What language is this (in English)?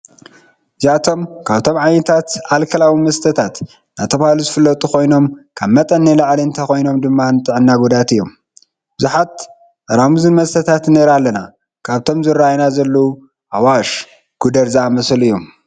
Tigrinya